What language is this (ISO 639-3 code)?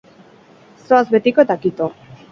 eus